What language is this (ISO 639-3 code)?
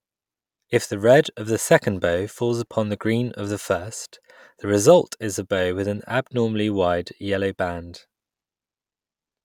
eng